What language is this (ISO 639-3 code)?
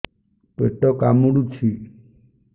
ori